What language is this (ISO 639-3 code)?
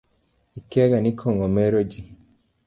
luo